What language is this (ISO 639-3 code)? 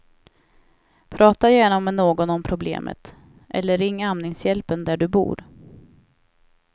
swe